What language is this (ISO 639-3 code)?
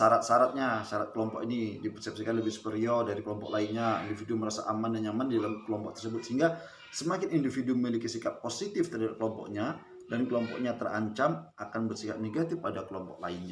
ind